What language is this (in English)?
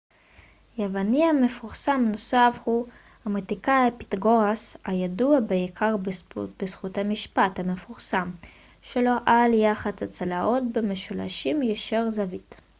Hebrew